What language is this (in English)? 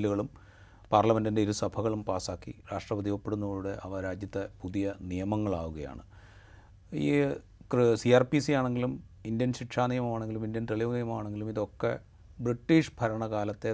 Malayalam